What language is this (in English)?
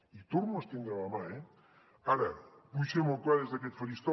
Catalan